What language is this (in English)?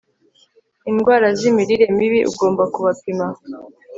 Kinyarwanda